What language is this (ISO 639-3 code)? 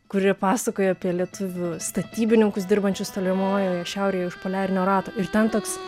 lit